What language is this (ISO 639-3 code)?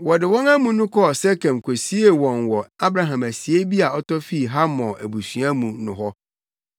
aka